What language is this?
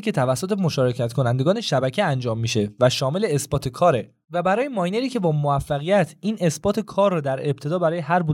Persian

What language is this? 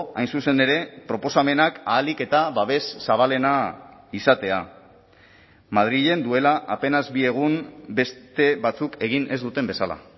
Basque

